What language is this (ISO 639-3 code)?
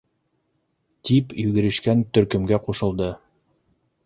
bak